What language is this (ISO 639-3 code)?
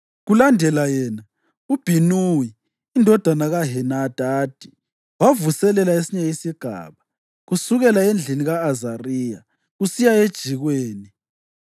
nde